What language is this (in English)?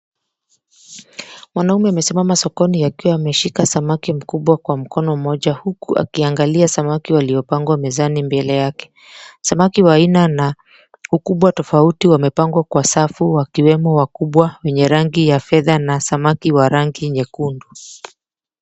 Swahili